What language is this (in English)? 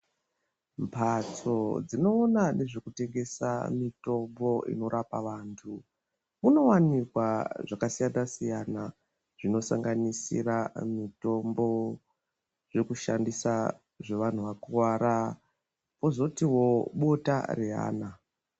Ndau